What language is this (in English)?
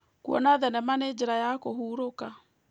Kikuyu